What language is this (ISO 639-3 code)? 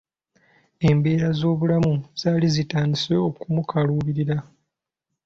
lug